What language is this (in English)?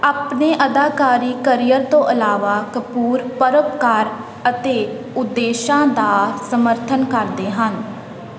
Punjabi